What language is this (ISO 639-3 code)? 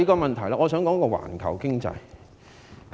yue